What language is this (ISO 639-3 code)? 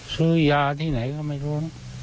tha